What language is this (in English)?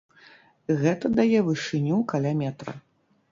Belarusian